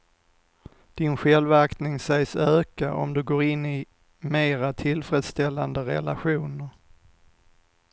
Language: Swedish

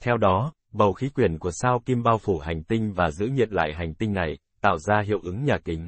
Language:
Vietnamese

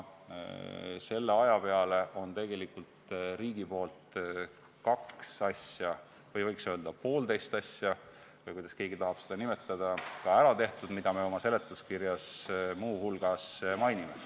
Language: Estonian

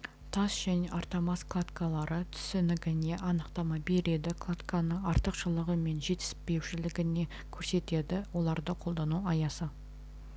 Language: Kazakh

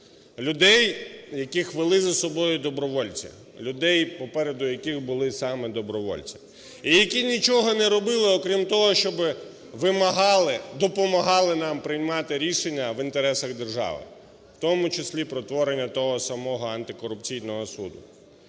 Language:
Ukrainian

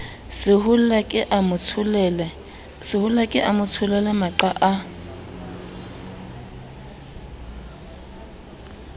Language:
Southern Sotho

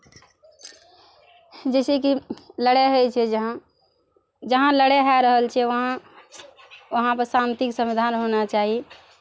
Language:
Maithili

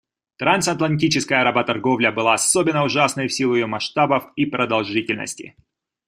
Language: Russian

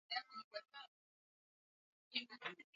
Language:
Swahili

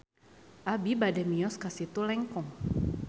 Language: Sundanese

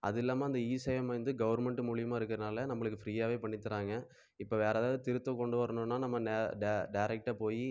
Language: Tamil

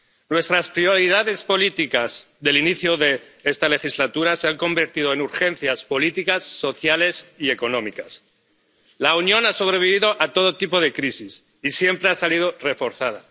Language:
Spanish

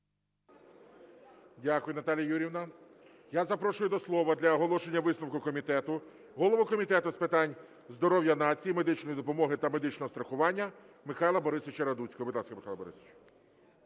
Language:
Ukrainian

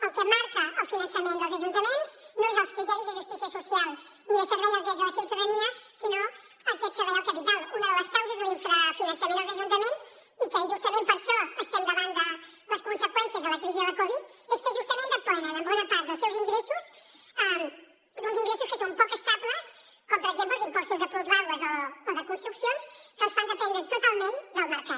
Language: Catalan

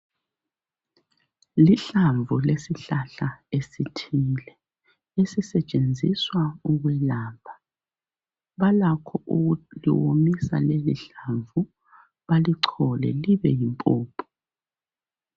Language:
North Ndebele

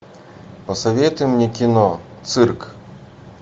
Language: Russian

